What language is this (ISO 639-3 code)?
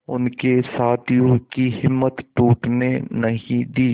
hin